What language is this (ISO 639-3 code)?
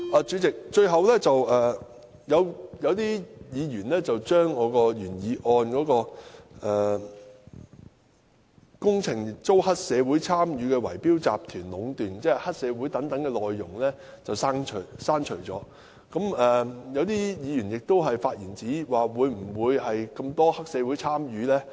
yue